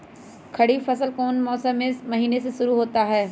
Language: Magahi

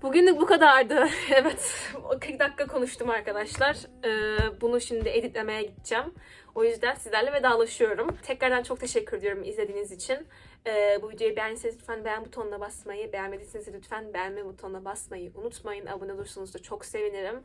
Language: Turkish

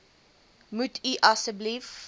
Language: Afrikaans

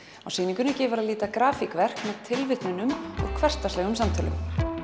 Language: Icelandic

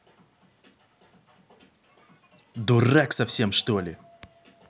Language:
Russian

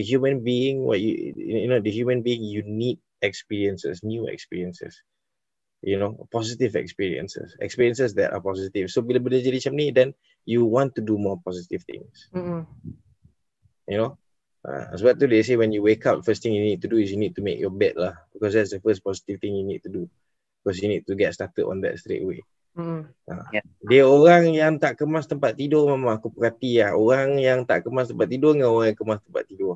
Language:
Malay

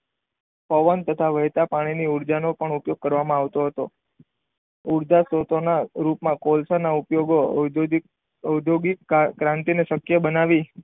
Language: Gujarati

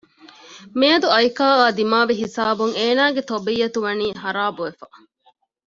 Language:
Divehi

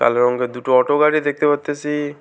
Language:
Bangla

